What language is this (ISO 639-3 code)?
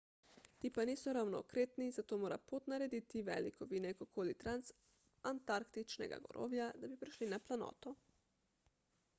slv